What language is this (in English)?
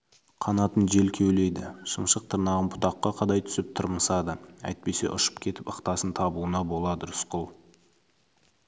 Kazakh